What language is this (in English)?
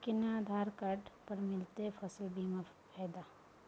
Maithili